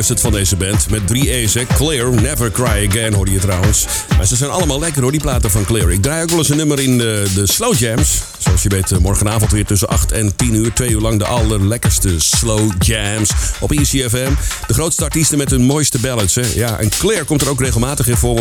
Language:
Dutch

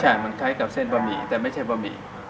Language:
Thai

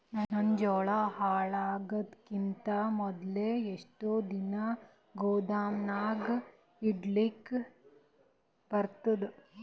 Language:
Kannada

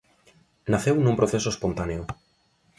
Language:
Galician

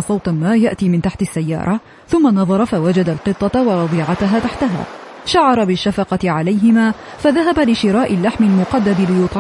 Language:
Arabic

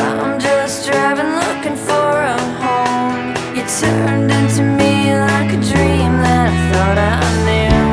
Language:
Ukrainian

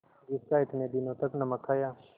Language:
Hindi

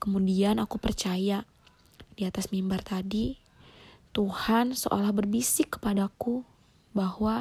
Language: Indonesian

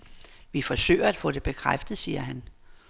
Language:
Danish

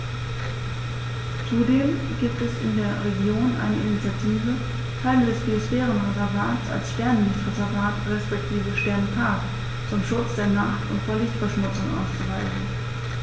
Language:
German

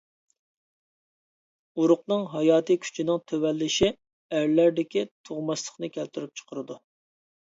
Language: Uyghur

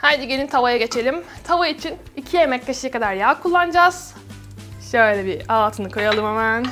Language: Turkish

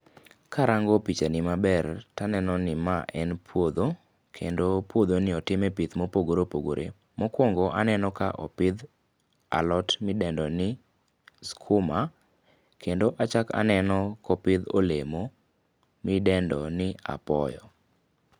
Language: Luo (Kenya and Tanzania)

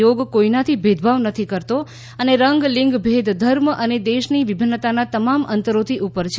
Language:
Gujarati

